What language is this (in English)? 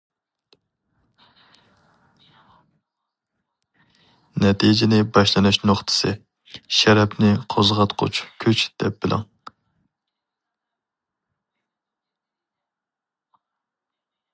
Uyghur